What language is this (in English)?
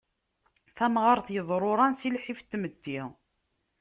Kabyle